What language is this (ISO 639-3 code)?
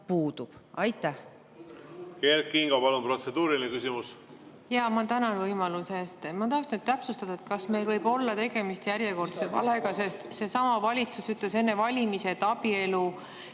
est